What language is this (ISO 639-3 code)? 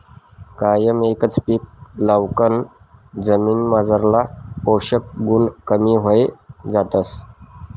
mar